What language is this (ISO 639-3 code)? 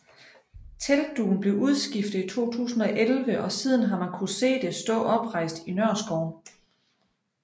dan